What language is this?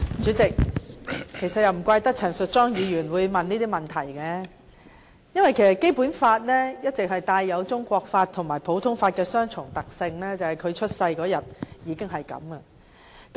Cantonese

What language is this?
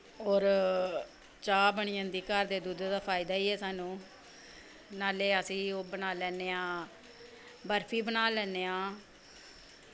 Dogri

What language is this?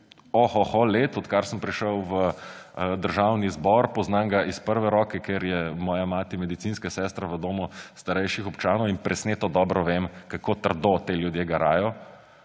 Slovenian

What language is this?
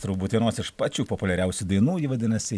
Lithuanian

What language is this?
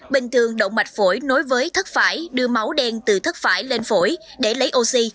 Vietnamese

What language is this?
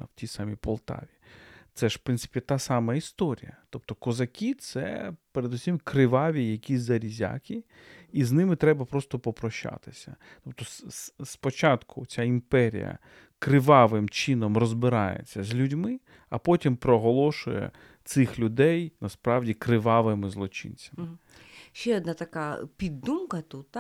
Ukrainian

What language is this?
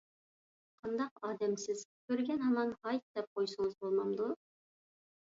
Uyghur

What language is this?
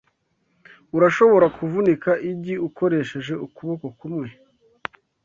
Kinyarwanda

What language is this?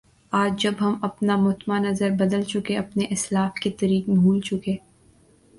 Urdu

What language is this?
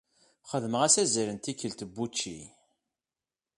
Kabyle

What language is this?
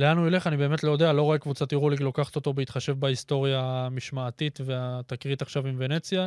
Hebrew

